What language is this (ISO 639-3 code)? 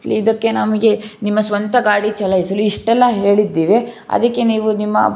kan